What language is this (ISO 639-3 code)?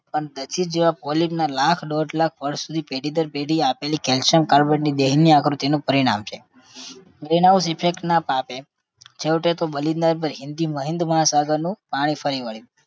guj